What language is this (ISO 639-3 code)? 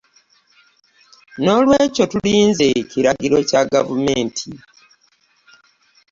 lug